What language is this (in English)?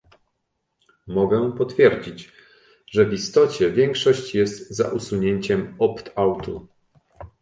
Polish